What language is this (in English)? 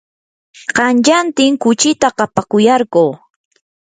Yanahuanca Pasco Quechua